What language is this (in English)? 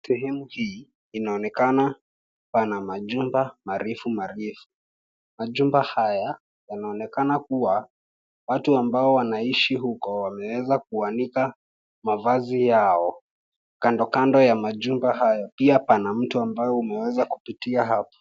Swahili